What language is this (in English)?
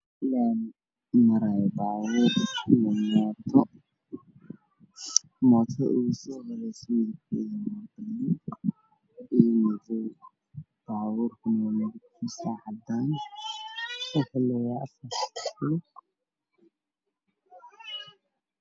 Somali